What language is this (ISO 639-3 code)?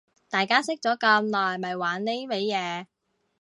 yue